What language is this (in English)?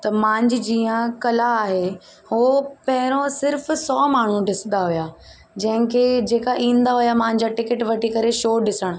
Sindhi